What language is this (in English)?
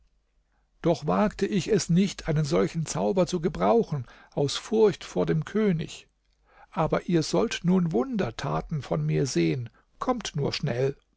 German